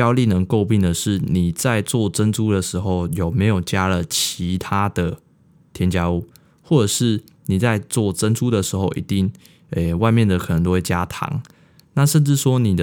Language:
Chinese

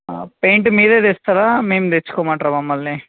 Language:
Telugu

